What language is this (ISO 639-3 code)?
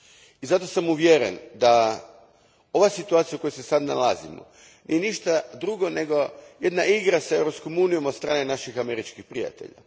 hrv